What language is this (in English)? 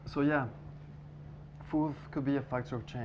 Indonesian